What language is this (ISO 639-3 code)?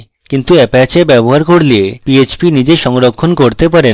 ben